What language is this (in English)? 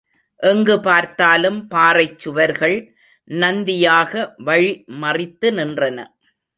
Tamil